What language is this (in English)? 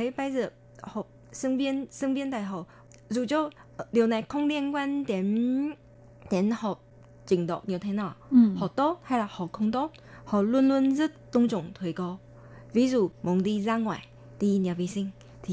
Vietnamese